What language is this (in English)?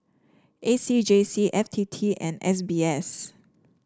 English